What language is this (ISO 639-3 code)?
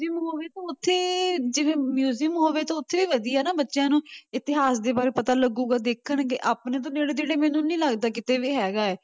pan